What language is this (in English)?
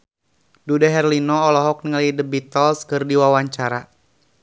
Sundanese